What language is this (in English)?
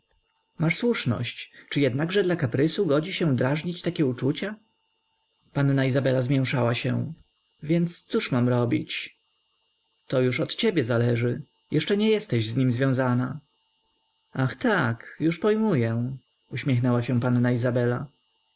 Polish